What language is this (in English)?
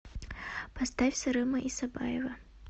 Russian